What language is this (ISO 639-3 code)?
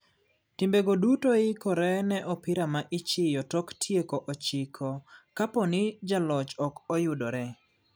luo